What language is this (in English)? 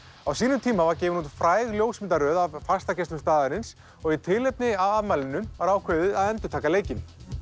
Icelandic